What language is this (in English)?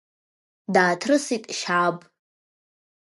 Abkhazian